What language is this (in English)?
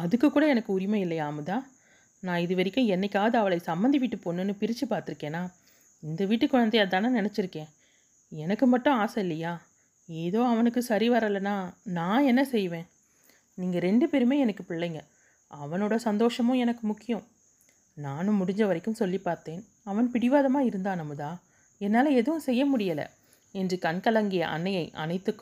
Tamil